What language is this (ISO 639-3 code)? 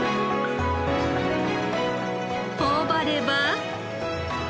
jpn